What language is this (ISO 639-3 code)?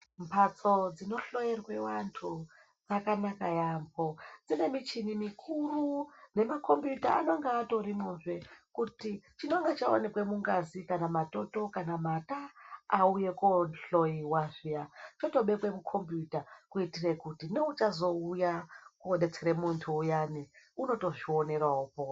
ndc